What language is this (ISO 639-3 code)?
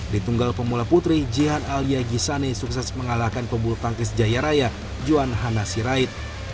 ind